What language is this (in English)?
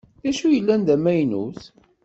Kabyle